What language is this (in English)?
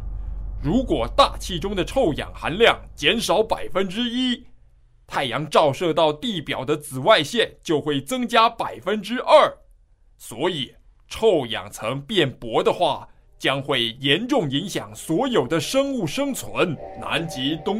Chinese